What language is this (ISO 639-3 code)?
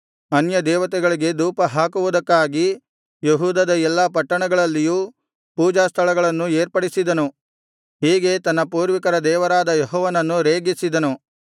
kan